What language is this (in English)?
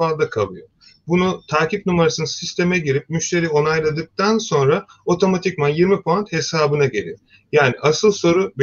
Turkish